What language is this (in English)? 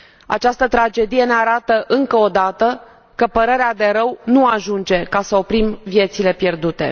Romanian